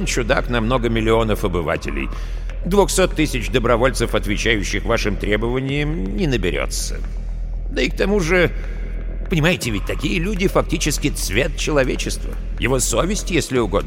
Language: Russian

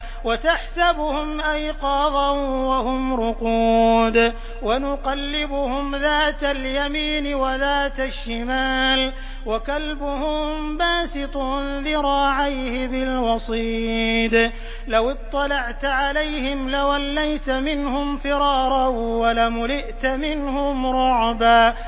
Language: Arabic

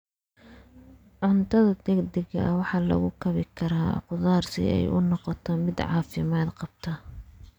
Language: Somali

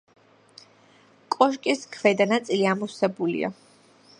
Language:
Georgian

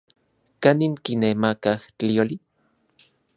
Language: Central Puebla Nahuatl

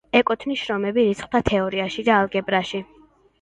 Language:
Georgian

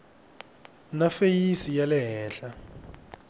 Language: Tsonga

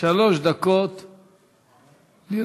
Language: Hebrew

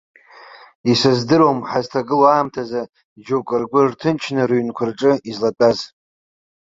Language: Abkhazian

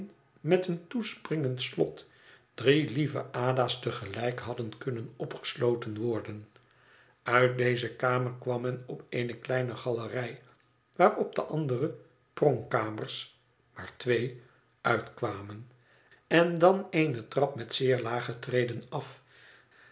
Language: Dutch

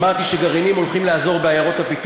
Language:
Hebrew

